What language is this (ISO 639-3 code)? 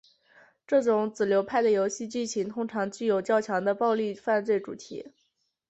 zho